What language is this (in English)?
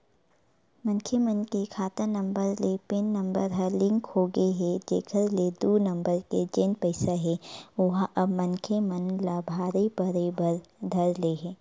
Chhattisgarhi